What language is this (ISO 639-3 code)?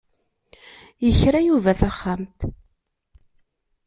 kab